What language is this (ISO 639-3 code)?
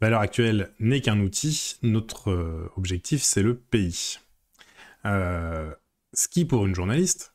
fra